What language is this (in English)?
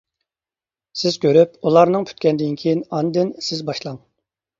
Uyghur